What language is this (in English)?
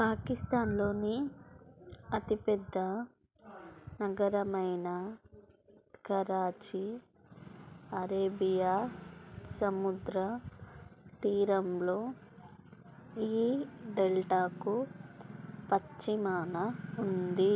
Telugu